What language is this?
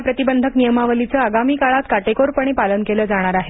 Marathi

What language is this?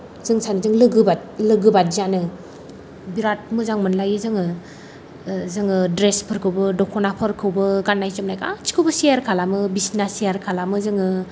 Bodo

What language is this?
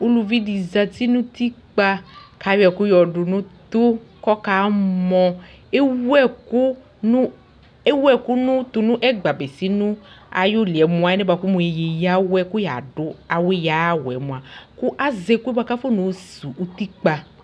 Ikposo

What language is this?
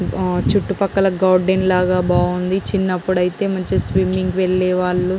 Telugu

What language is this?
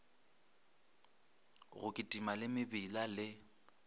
Northern Sotho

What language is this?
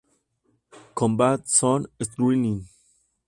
Spanish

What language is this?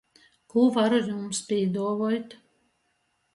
Latgalian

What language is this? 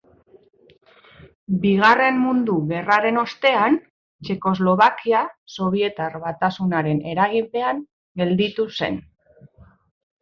Basque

